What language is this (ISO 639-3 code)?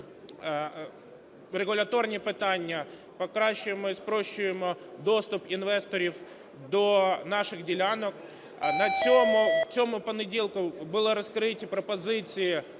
ukr